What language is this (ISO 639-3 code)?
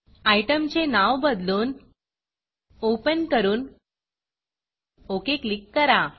mar